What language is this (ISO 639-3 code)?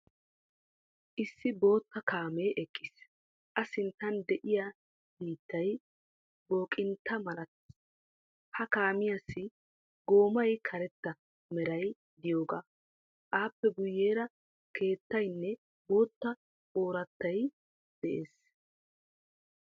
wal